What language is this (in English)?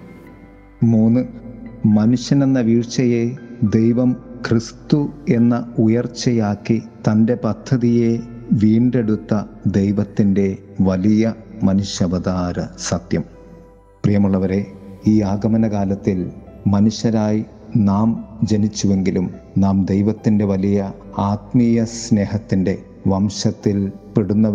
Malayalam